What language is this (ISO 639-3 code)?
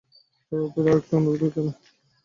ben